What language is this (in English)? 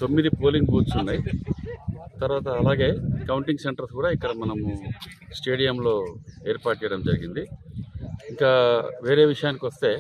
Telugu